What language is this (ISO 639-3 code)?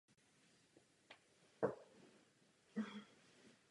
ces